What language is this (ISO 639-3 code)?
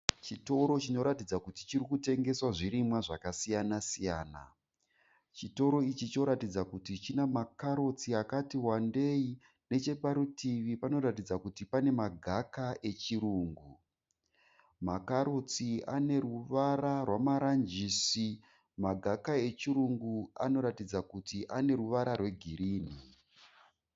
sna